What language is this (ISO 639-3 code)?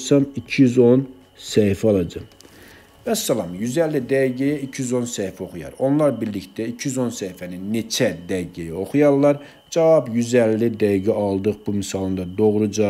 tur